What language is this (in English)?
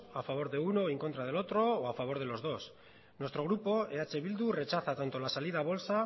Spanish